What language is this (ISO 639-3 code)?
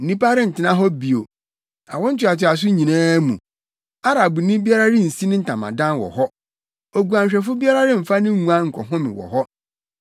aka